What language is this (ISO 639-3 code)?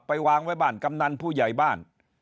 tha